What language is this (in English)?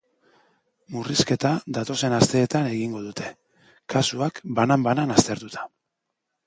Basque